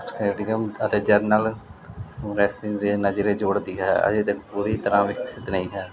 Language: Punjabi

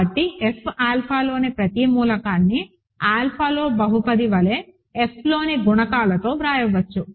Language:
Telugu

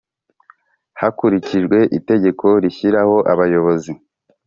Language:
Kinyarwanda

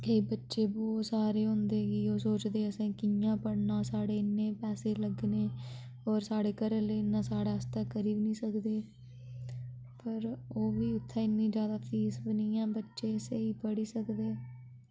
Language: Dogri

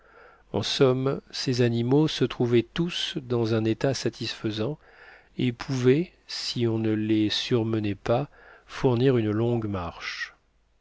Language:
French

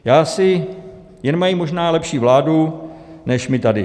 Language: Czech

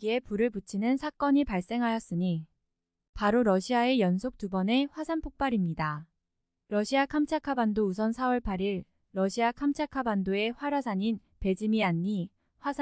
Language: Korean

